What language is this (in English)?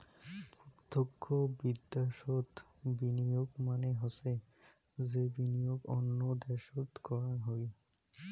Bangla